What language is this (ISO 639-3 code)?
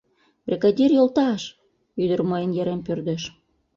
chm